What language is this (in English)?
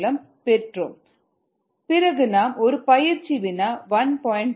Tamil